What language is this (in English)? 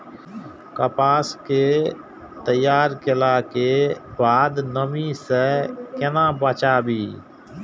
Maithili